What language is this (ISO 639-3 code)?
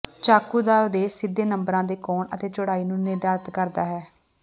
pan